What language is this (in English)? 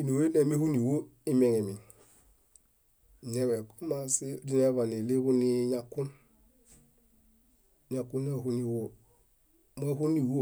Bayot